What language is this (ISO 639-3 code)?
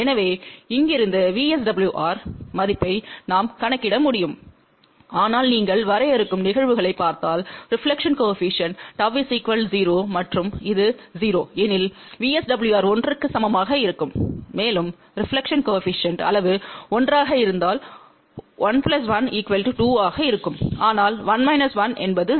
tam